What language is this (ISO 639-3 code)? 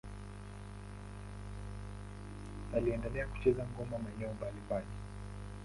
swa